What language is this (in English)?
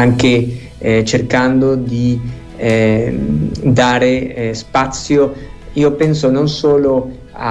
Italian